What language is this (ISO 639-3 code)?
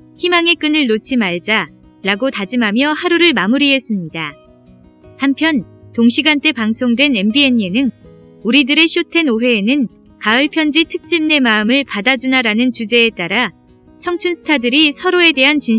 kor